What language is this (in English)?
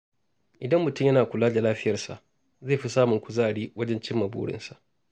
Hausa